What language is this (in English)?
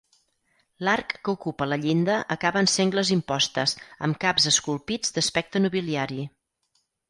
Catalan